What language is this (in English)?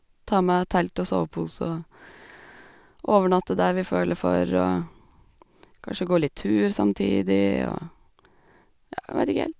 Norwegian